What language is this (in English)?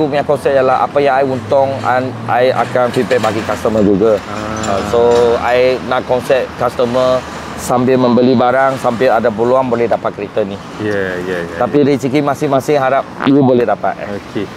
Malay